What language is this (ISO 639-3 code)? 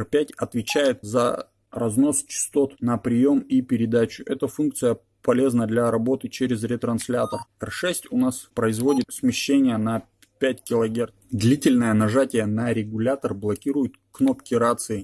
rus